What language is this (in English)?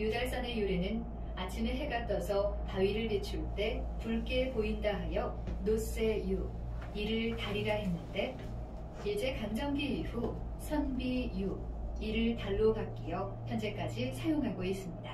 Korean